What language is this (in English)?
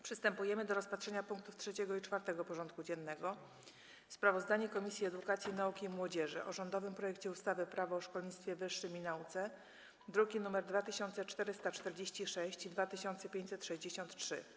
Polish